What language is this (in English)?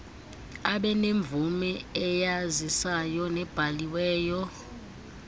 Xhosa